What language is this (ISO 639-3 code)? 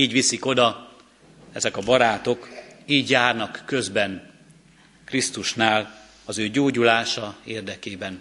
hun